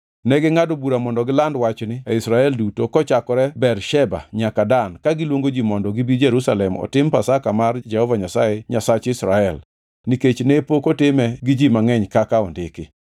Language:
Luo (Kenya and Tanzania)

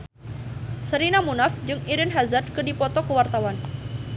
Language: Sundanese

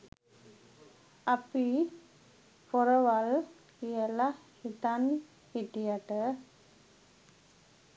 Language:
Sinhala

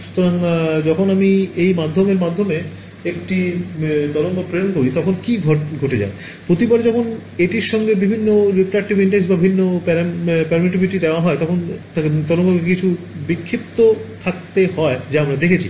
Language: Bangla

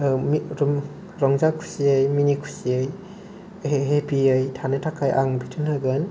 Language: Bodo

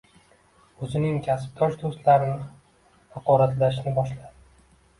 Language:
Uzbek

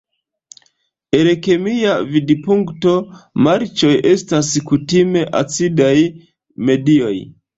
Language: Esperanto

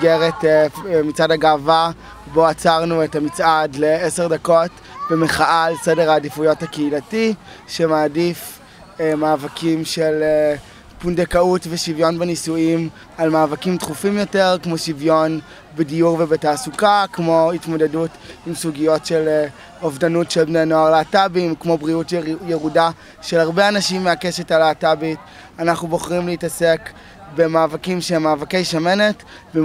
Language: Hebrew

